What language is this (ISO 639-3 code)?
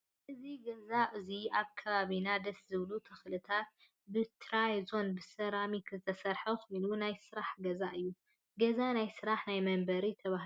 tir